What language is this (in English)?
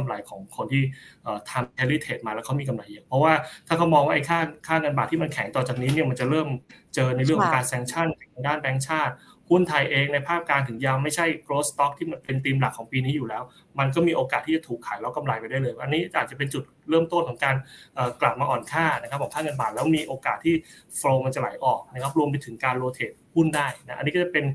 Thai